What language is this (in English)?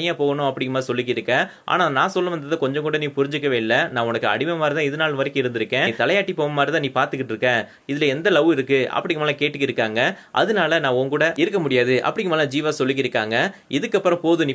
Romanian